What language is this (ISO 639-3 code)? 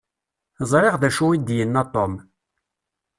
kab